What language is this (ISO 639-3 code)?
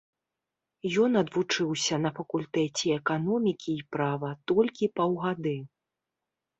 bel